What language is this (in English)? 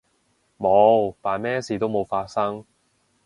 Cantonese